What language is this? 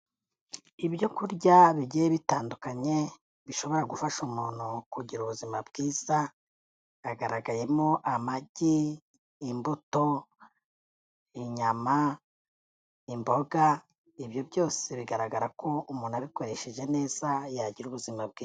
Kinyarwanda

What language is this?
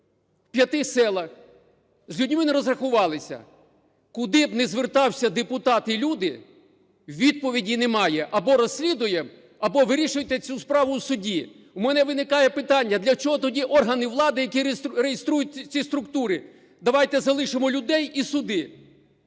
Ukrainian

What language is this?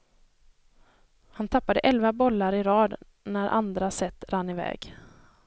Swedish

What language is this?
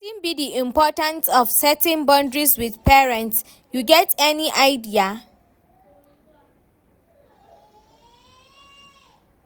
Nigerian Pidgin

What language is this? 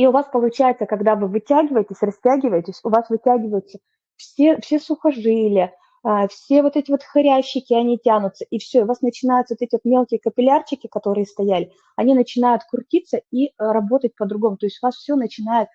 Russian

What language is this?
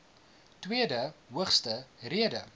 Afrikaans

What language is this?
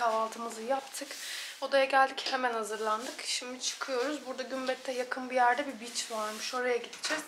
Turkish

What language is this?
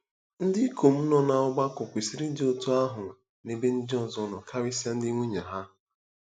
Igbo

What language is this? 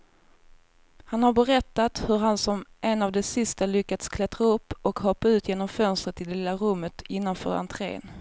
Swedish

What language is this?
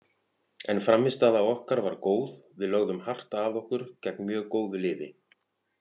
Icelandic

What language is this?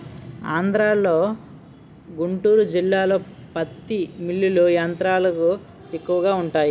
Telugu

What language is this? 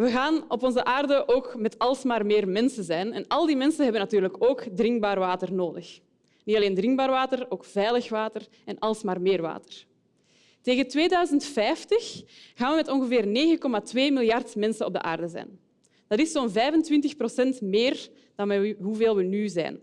Dutch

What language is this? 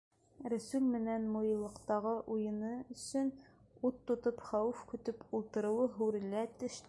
Bashkir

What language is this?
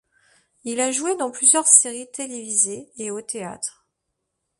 French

